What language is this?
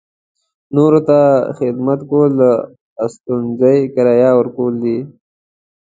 Pashto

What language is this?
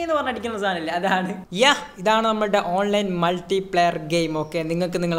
Indonesian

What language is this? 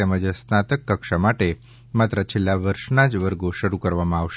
Gujarati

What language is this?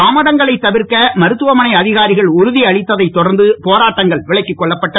Tamil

